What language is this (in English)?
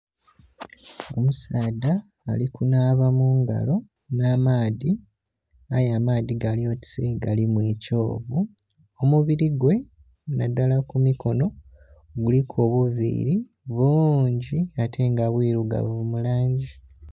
Soga